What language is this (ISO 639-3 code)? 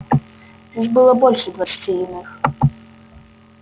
rus